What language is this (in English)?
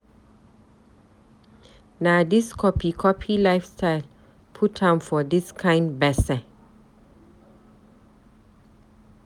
Nigerian Pidgin